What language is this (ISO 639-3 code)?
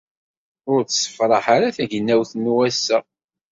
kab